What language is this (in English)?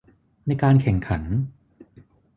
Thai